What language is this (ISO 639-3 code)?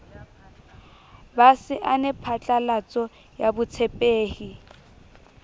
sot